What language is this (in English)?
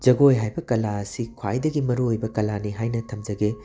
Manipuri